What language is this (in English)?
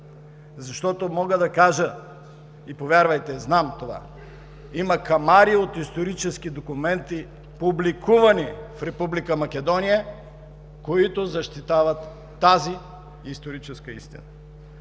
Bulgarian